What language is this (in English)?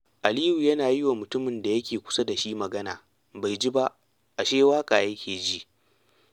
Hausa